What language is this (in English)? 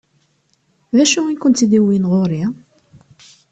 Kabyle